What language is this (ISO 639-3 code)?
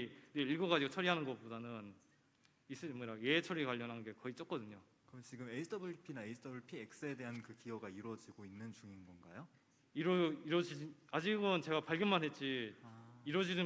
kor